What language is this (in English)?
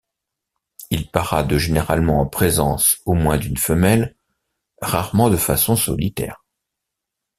French